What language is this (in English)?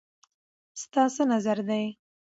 Pashto